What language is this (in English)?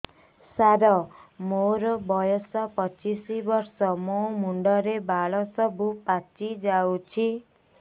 Odia